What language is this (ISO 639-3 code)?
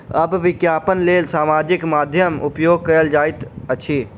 mai